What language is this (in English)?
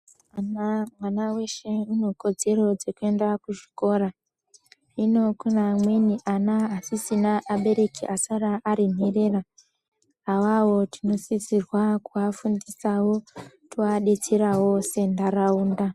Ndau